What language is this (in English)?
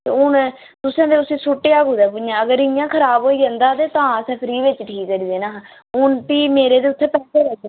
Dogri